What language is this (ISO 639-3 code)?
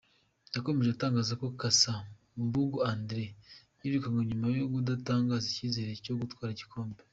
kin